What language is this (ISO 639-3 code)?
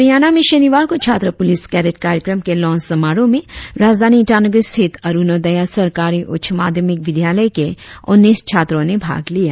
hin